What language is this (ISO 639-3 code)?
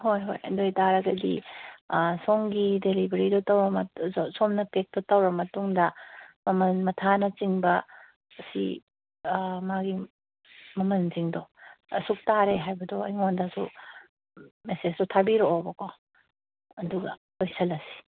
mni